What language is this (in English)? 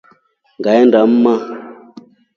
Rombo